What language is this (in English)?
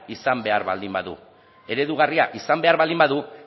Basque